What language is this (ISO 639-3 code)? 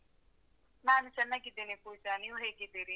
kan